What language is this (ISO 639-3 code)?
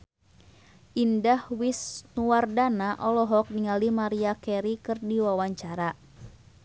sun